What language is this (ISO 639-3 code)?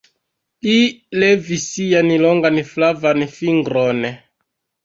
epo